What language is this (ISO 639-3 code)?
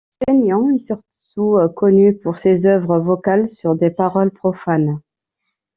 fra